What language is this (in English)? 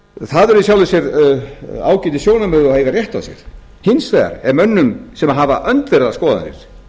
Icelandic